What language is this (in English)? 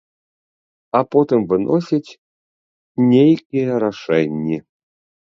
Belarusian